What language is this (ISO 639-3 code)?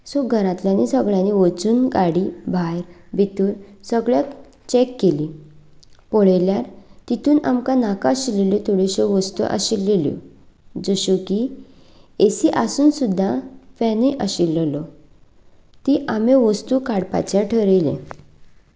kok